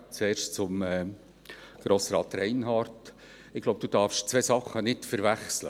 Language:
Swiss German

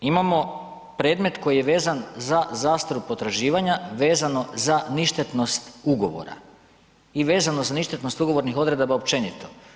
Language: Croatian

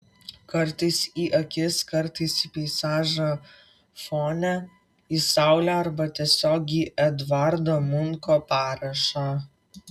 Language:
Lithuanian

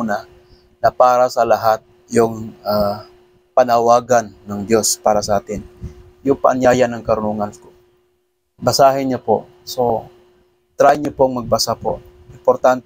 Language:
Filipino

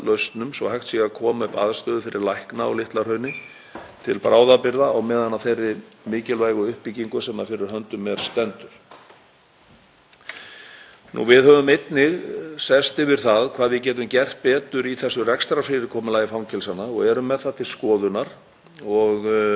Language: Icelandic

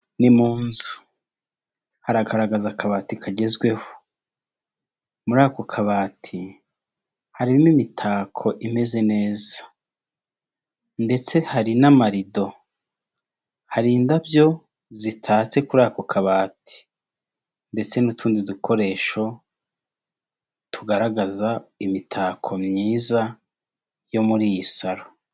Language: Kinyarwanda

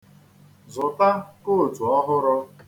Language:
Igbo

